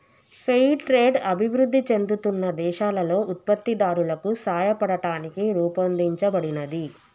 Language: Telugu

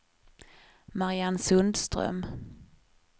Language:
Swedish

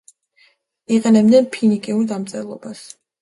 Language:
Georgian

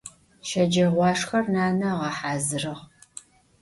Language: Adyghe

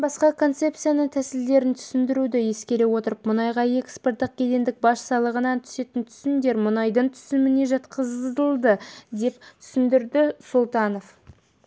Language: Kazakh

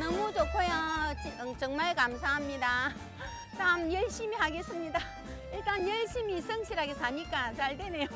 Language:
Korean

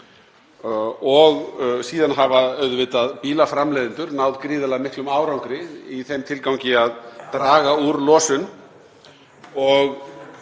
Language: Icelandic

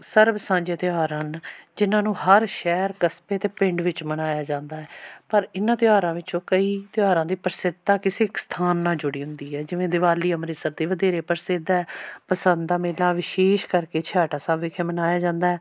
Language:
Punjabi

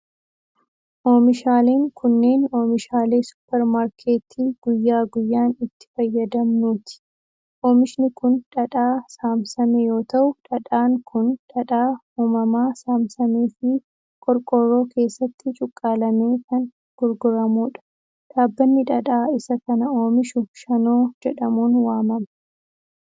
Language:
Oromo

